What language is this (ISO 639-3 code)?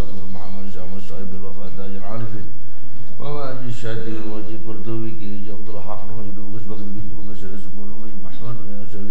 ind